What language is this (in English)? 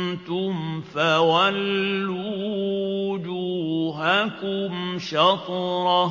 Arabic